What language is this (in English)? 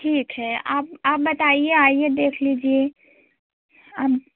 Hindi